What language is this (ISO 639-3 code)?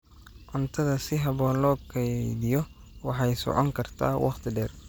som